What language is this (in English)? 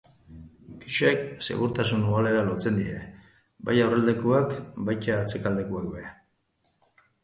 Basque